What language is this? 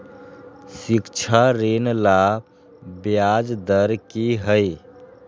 Magahi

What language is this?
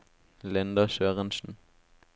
Norwegian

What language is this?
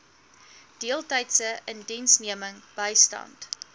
Afrikaans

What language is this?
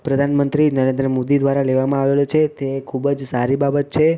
Gujarati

